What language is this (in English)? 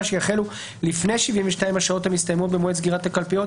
Hebrew